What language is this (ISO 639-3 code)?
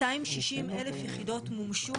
heb